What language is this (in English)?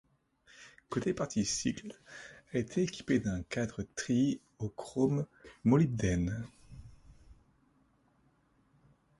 French